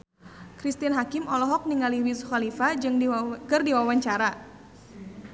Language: Sundanese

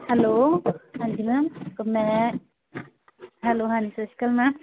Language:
Punjabi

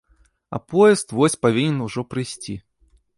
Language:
Belarusian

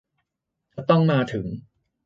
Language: Thai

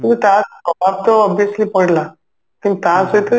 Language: Odia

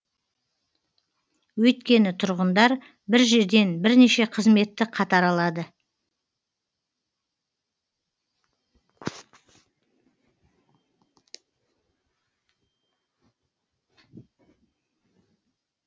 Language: Kazakh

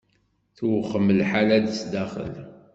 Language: Kabyle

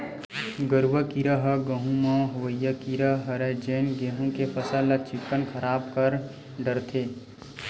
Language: Chhattisgarhi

